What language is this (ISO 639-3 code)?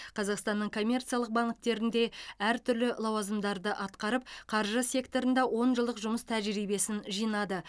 kaz